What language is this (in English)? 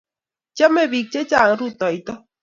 Kalenjin